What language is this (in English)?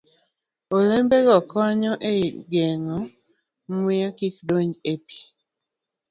Luo (Kenya and Tanzania)